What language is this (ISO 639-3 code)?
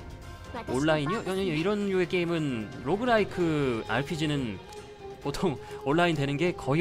kor